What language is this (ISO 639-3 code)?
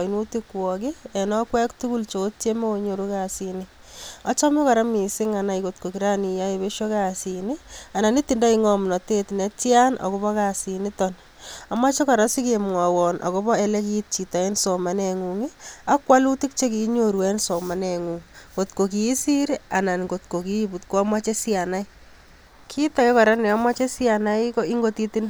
kln